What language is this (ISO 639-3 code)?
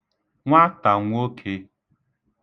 ibo